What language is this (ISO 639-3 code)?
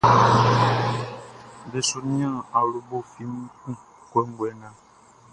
bci